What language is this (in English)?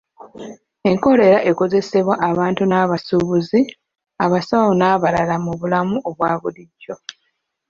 Ganda